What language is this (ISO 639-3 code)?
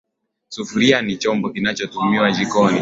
swa